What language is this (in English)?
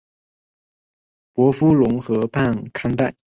Chinese